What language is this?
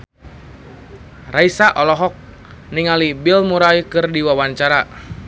Sundanese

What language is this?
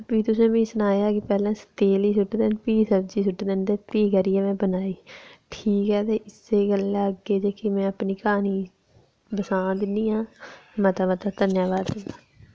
Dogri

